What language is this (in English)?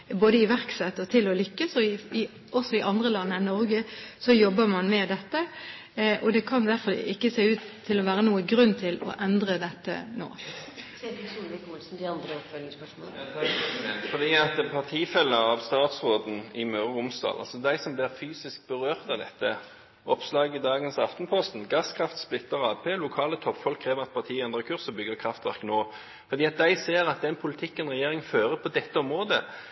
Norwegian Bokmål